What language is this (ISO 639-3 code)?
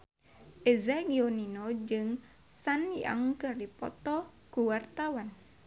sun